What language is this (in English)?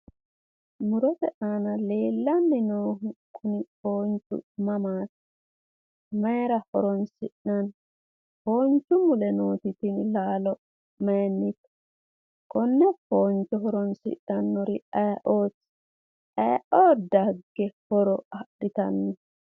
Sidamo